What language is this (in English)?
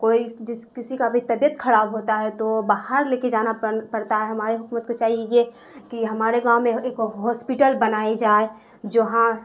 Urdu